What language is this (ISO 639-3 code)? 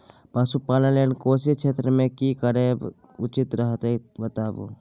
mai